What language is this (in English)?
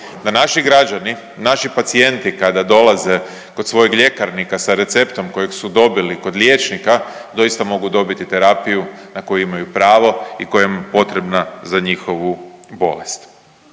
Croatian